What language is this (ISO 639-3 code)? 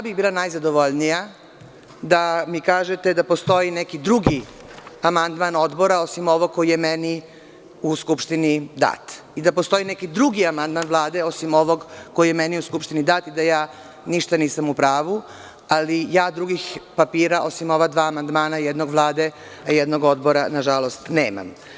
srp